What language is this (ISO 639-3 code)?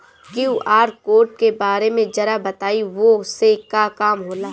bho